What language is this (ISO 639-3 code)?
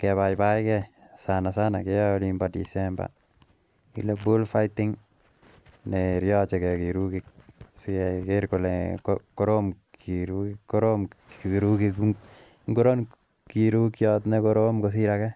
kln